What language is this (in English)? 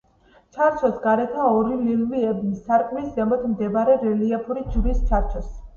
Georgian